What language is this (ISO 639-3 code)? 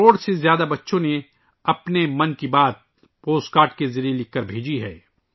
urd